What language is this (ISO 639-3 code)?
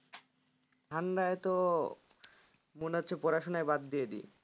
ben